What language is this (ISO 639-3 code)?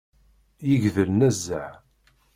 kab